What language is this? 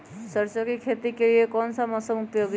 Magahi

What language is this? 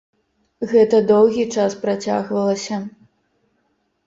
Belarusian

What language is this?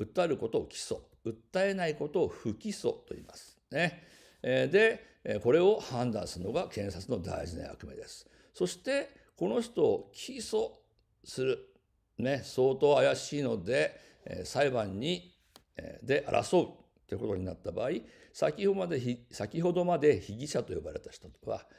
Japanese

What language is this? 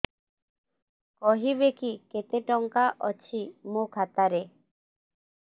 Odia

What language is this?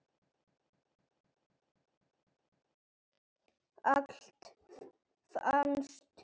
Icelandic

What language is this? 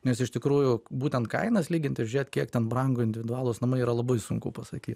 Lithuanian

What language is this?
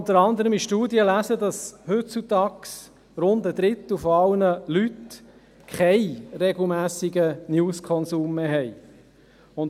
Swiss German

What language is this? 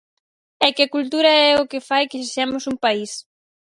Galician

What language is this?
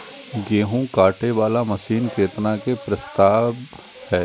Maithili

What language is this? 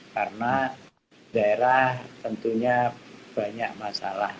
Indonesian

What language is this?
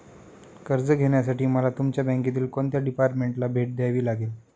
Marathi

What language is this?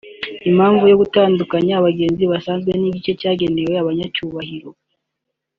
Kinyarwanda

